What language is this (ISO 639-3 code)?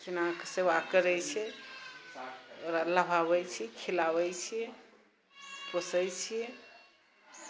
mai